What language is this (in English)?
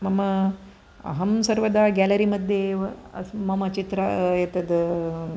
Sanskrit